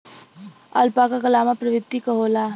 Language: Bhojpuri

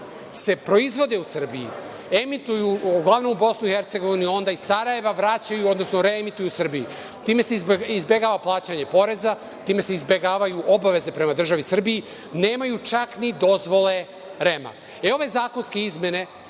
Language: Serbian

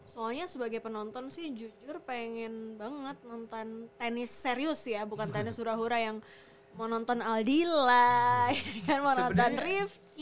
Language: Indonesian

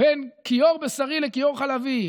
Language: Hebrew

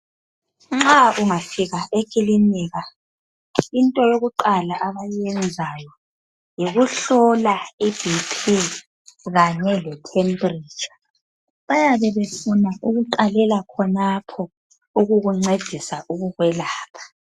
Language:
North Ndebele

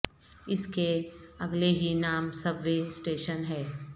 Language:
Urdu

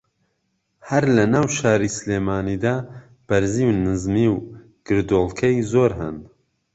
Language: Central Kurdish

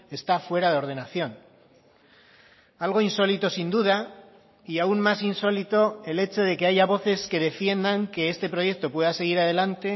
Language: Spanish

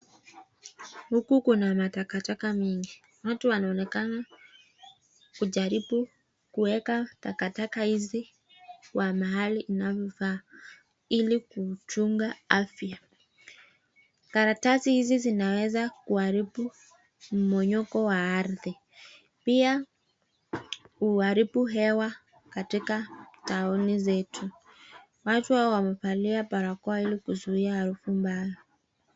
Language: Swahili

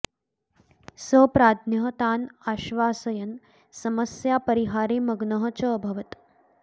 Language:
Sanskrit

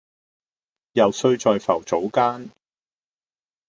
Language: Cantonese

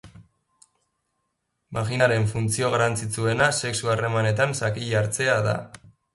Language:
Basque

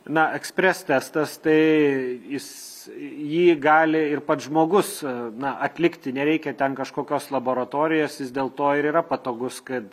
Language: Lithuanian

